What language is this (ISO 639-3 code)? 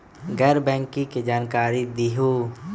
mag